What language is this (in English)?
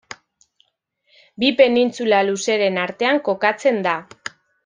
Basque